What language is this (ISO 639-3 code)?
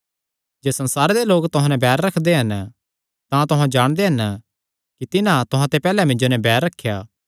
xnr